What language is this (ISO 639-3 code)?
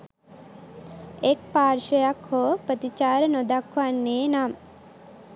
sin